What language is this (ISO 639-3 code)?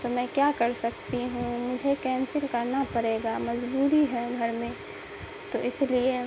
urd